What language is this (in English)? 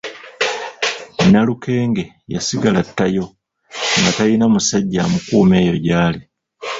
Ganda